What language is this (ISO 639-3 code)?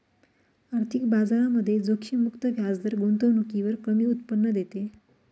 mar